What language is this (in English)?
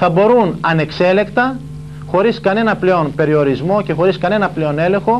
Greek